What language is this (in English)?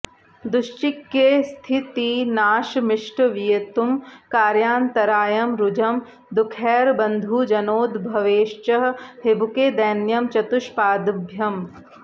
Sanskrit